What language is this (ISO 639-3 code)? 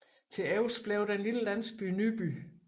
dan